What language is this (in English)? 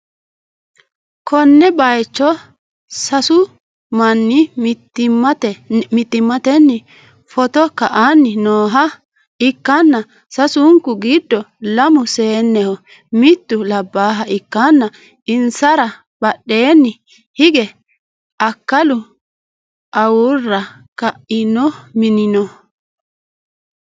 Sidamo